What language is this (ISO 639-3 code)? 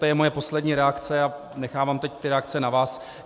ces